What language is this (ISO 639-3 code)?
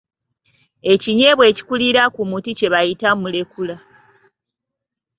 lug